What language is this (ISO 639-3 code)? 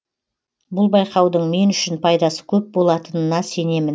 kaz